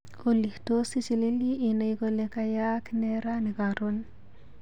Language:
Kalenjin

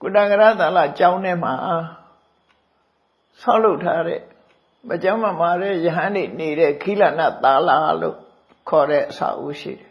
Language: Burmese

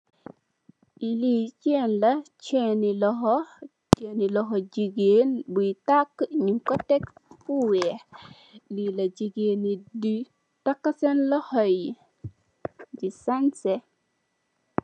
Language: Wolof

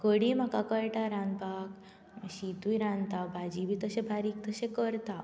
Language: Konkani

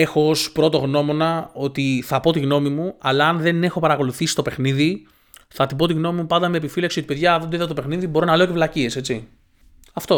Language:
Greek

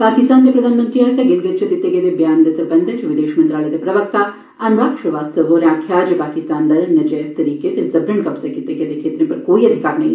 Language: Dogri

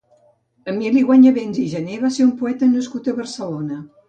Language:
Catalan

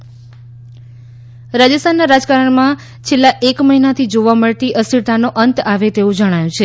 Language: Gujarati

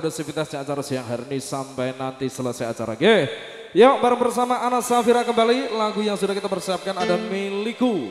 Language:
Indonesian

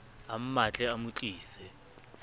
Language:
Southern Sotho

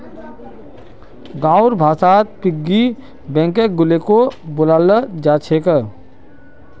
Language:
Magahi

